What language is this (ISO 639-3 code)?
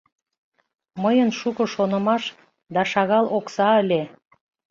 chm